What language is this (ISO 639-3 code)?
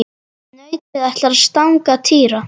isl